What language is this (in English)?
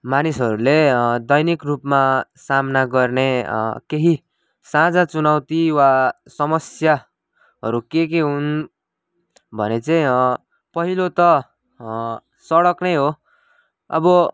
Nepali